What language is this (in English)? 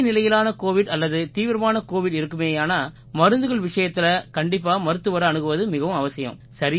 Tamil